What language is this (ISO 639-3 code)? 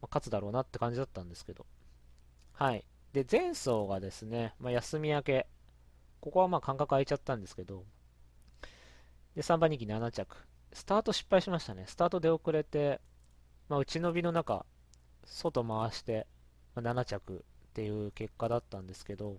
jpn